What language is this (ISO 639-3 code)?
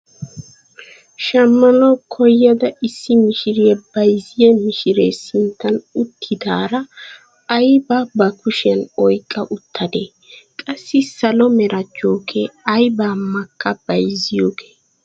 wal